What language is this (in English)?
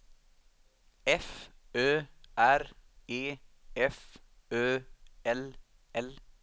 Swedish